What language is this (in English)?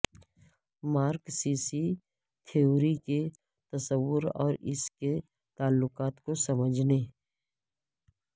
Urdu